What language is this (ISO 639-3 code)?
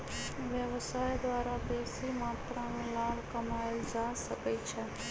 mag